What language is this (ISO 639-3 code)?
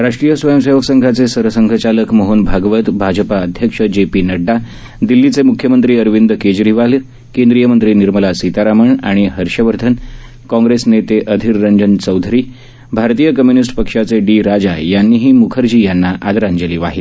mar